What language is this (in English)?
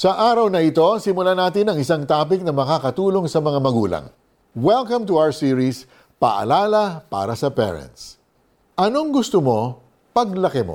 Filipino